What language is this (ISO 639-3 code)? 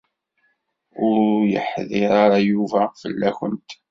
kab